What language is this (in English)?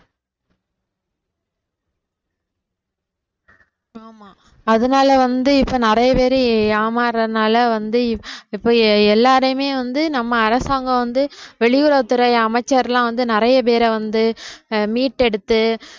Tamil